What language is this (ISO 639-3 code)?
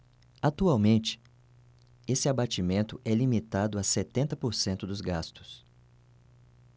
por